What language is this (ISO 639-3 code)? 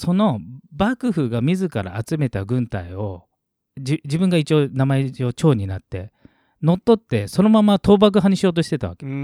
jpn